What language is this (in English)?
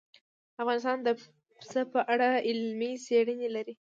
Pashto